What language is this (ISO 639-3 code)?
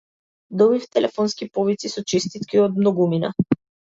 mkd